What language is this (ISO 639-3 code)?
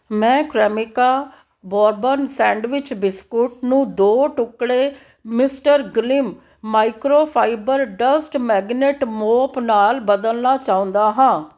pan